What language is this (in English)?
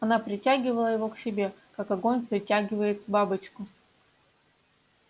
Russian